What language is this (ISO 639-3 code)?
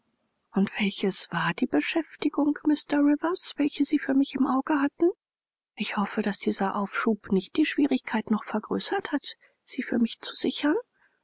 deu